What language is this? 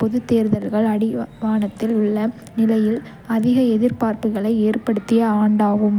Kota (India)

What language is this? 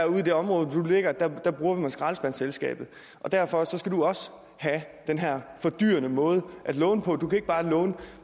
Danish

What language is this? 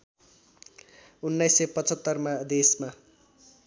Nepali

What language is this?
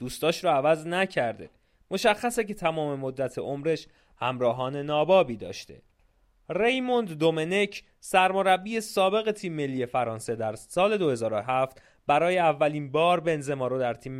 Persian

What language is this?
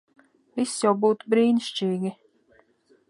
Latvian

